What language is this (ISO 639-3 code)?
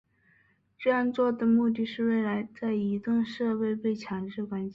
zho